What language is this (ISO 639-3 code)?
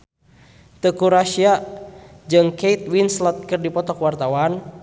sun